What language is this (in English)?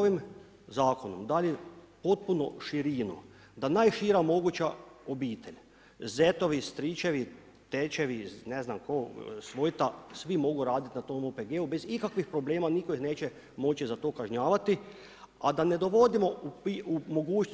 Croatian